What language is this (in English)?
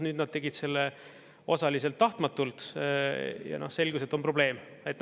Estonian